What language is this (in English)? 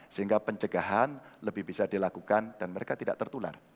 Indonesian